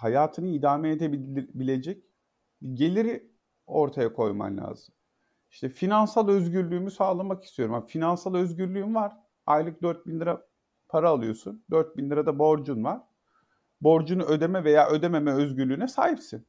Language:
Turkish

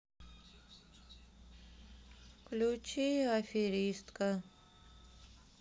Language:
Russian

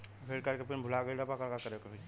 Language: Bhojpuri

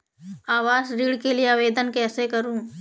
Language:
Hindi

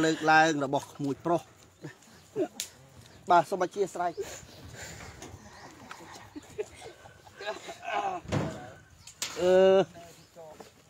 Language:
Vietnamese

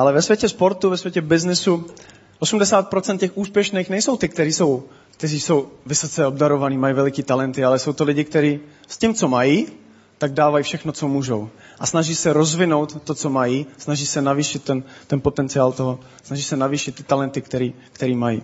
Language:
Czech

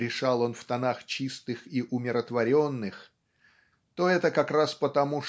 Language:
Russian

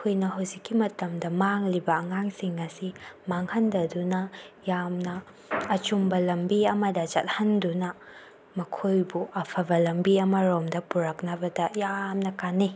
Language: Manipuri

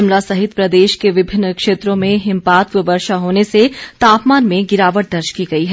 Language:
Hindi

